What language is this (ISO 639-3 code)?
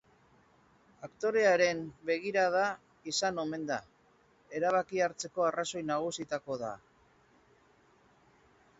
eus